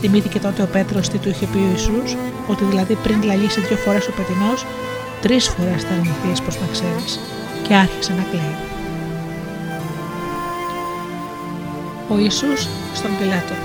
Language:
Greek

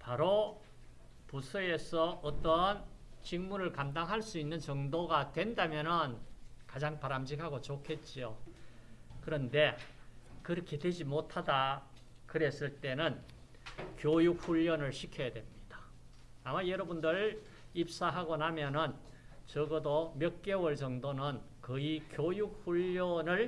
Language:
Korean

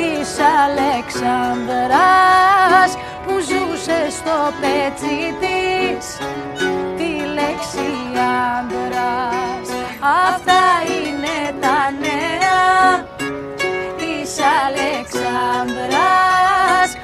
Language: Greek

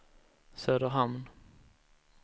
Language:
Swedish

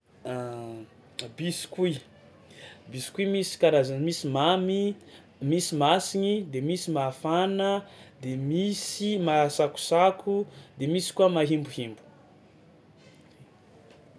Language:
Tsimihety Malagasy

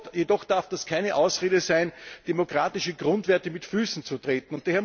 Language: German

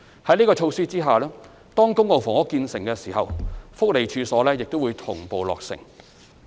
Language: Cantonese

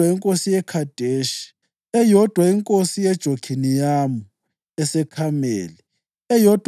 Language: North Ndebele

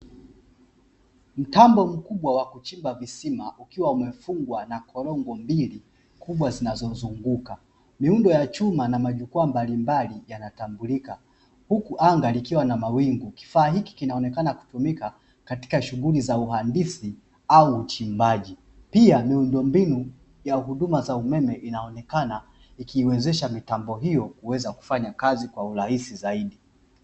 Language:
Swahili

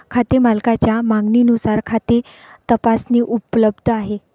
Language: Marathi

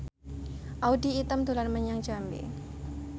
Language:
Javanese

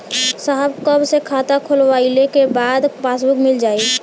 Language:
Bhojpuri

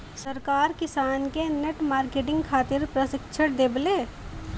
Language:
Bhojpuri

